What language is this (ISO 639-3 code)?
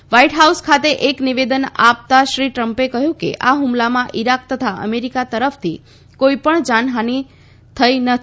guj